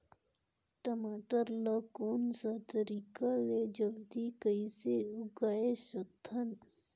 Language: Chhattisgarhi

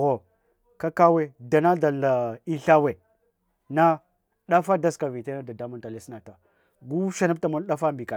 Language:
Hwana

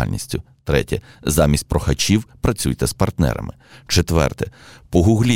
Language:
Ukrainian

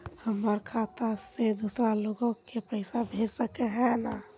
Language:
Magahi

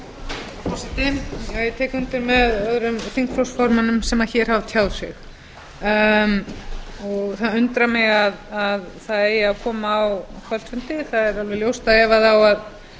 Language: Icelandic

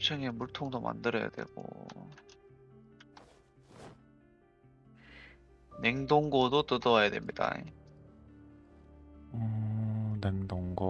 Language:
Korean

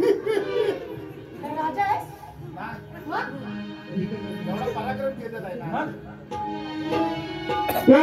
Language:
Marathi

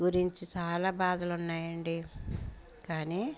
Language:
Telugu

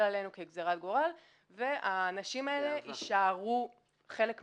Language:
Hebrew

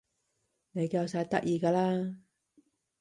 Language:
Cantonese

